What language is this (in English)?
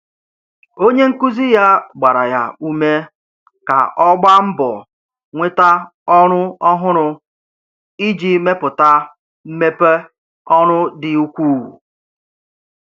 Igbo